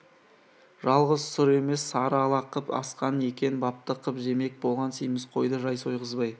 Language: Kazakh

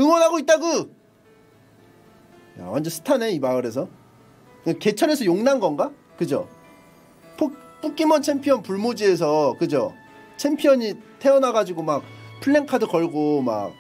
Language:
Korean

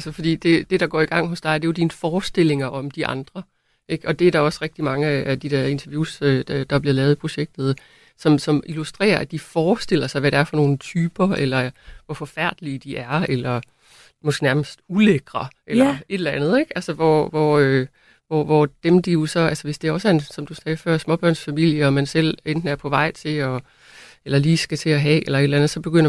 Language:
Danish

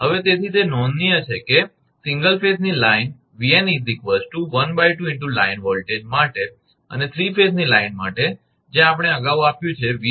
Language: Gujarati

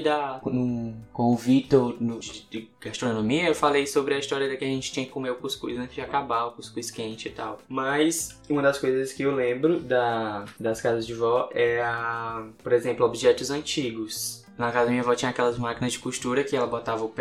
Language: Portuguese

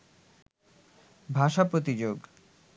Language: Bangla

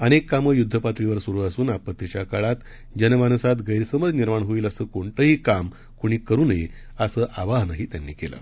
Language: Marathi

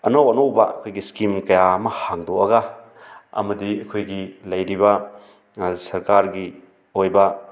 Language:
Manipuri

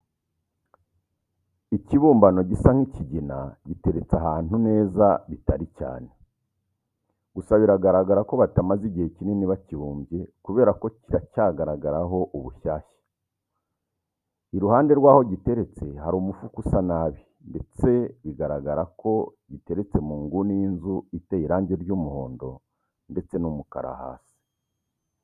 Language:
Kinyarwanda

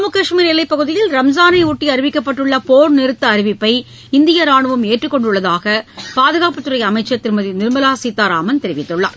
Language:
Tamil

